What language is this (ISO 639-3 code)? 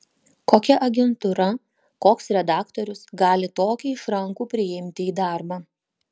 lit